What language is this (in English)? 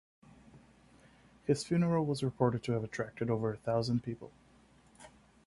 English